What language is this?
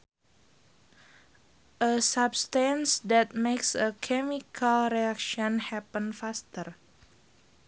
Sundanese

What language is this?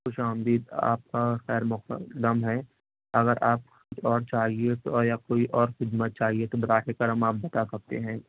Urdu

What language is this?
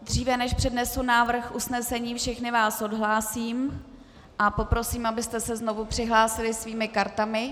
Czech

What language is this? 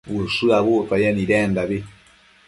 Matsés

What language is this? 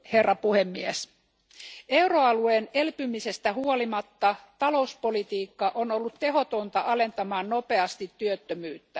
Finnish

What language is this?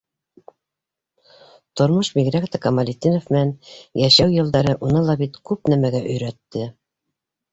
Bashkir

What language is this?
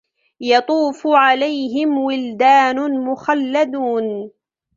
Arabic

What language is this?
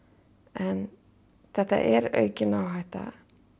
Icelandic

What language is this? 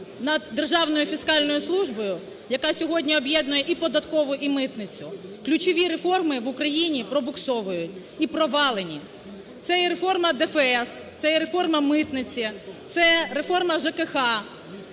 Ukrainian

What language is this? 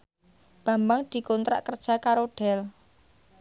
Javanese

